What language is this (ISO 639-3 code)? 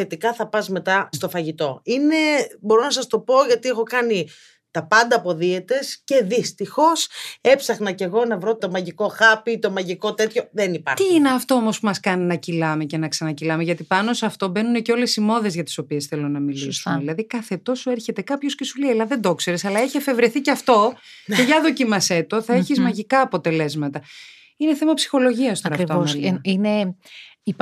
ell